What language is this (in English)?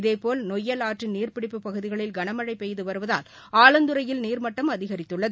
Tamil